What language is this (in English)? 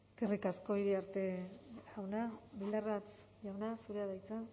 Basque